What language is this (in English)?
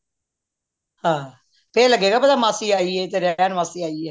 Punjabi